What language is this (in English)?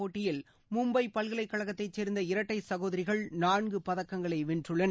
Tamil